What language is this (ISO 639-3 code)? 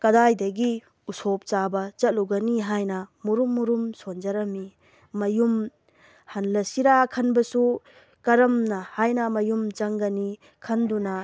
mni